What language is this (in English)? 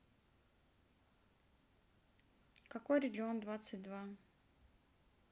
Russian